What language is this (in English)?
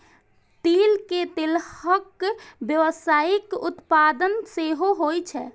Maithili